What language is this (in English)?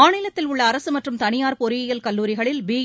Tamil